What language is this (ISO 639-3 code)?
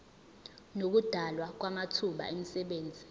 zul